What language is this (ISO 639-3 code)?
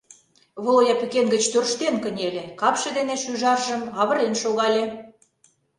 chm